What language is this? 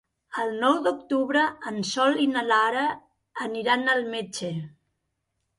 Catalan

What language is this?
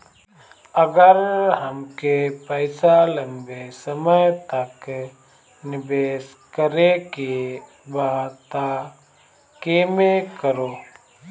Bhojpuri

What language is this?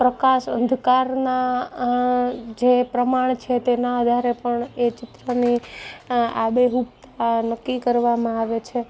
Gujarati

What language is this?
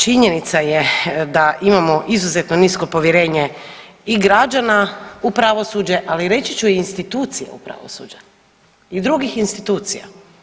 Croatian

